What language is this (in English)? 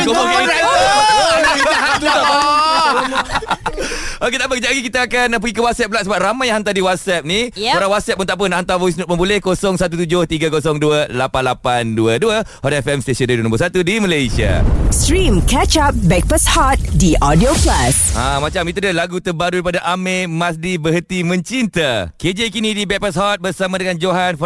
Malay